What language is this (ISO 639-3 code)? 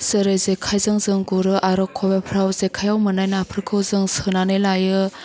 brx